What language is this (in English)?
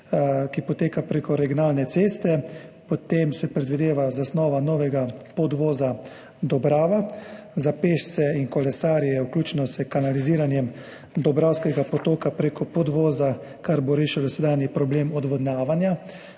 Slovenian